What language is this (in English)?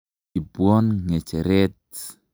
Kalenjin